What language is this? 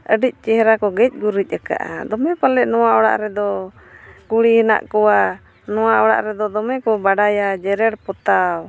Santali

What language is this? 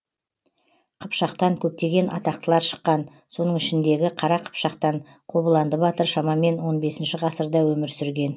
Kazakh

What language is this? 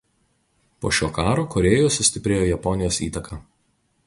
Lithuanian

